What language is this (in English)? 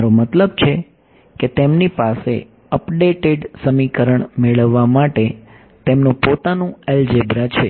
Gujarati